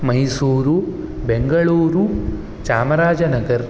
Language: Sanskrit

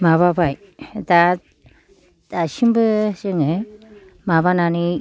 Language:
Bodo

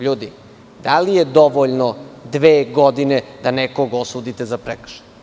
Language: Serbian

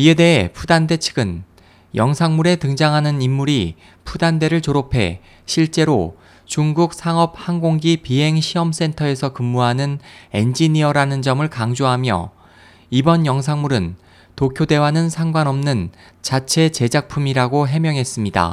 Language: Korean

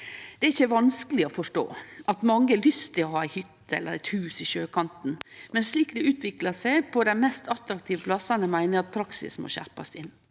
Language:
Norwegian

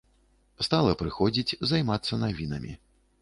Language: Belarusian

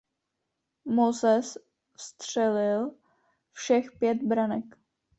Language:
Czech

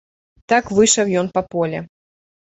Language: Belarusian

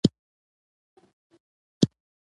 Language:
Pashto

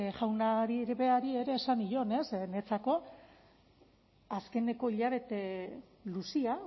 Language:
Basque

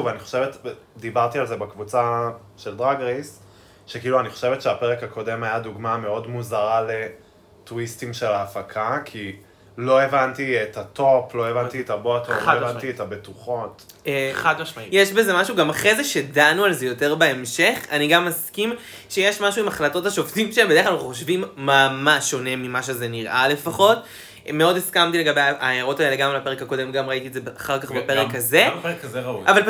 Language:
Hebrew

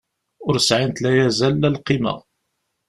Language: Kabyle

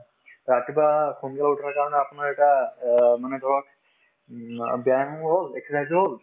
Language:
Assamese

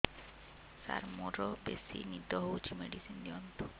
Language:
Odia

